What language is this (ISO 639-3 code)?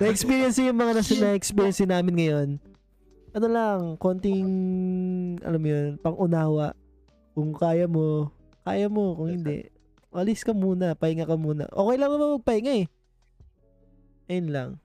fil